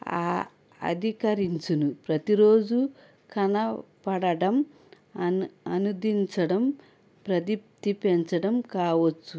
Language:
Telugu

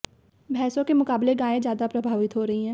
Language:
Hindi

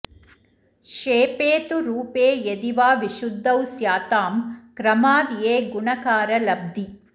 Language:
Sanskrit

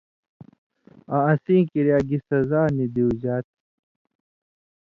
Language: Indus Kohistani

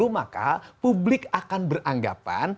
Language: Indonesian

